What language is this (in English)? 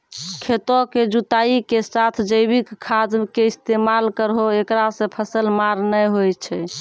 Maithili